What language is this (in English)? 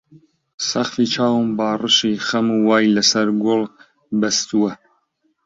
Central Kurdish